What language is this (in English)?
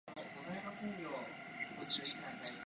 Japanese